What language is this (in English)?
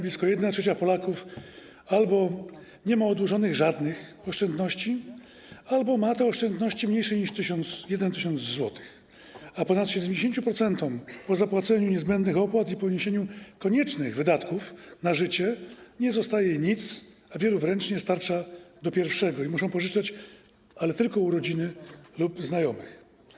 Polish